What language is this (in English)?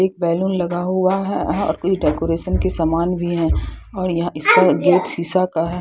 Hindi